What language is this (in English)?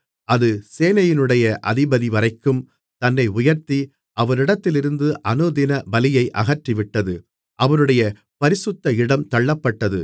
Tamil